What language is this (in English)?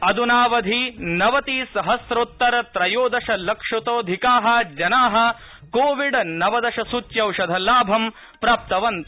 Sanskrit